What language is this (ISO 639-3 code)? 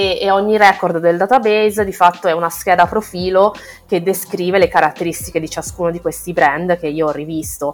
ita